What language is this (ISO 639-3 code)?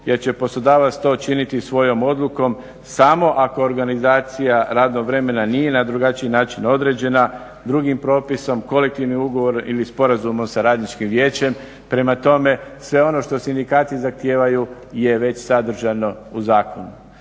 hrv